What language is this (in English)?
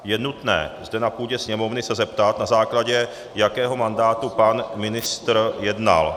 Czech